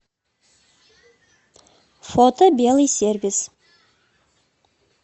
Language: Russian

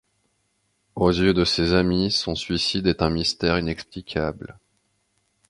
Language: French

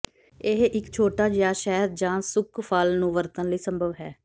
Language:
Punjabi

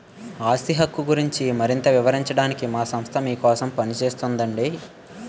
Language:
Telugu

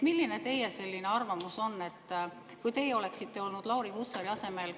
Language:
Estonian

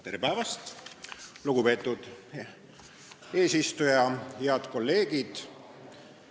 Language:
Estonian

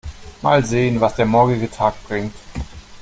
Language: German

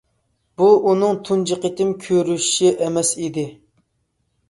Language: Uyghur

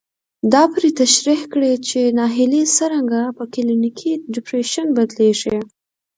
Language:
Pashto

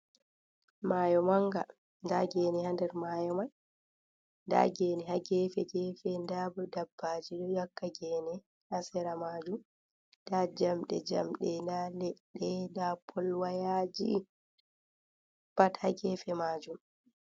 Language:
Fula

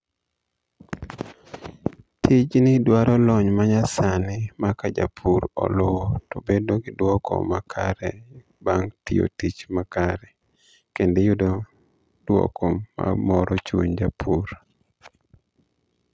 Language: Luo (Kenya and Tanzania)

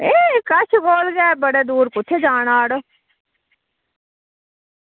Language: Dogri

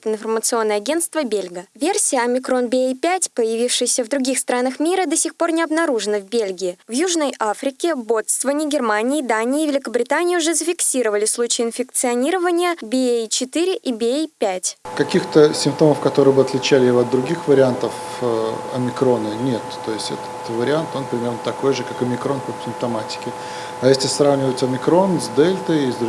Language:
Russian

